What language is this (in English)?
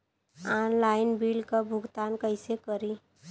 Bhojpuri